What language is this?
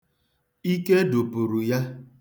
Igbo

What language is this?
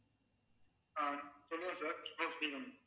Tamil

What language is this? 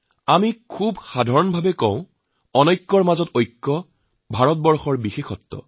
Assamese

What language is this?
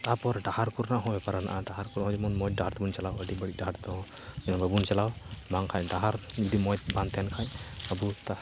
Santali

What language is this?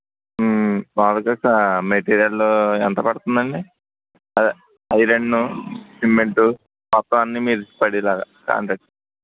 Telugu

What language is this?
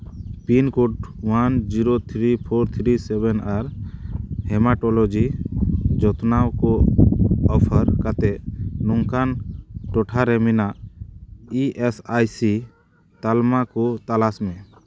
Santali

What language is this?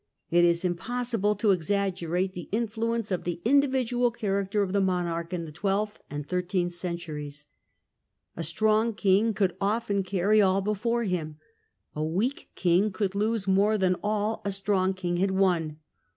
English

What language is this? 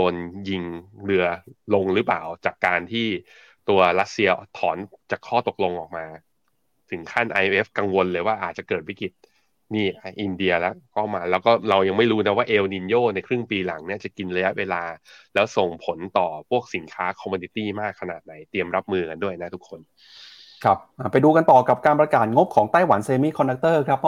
Thai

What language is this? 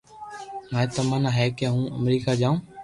Loarki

